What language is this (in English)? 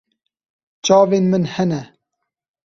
Kurdish